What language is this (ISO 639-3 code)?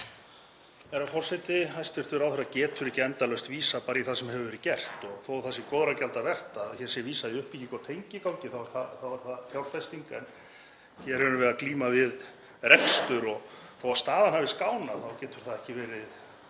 isl